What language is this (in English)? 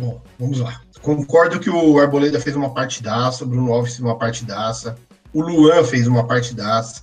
Portuguese